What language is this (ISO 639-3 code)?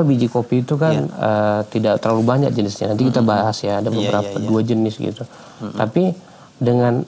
ind